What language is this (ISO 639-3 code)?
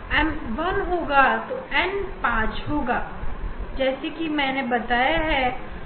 hin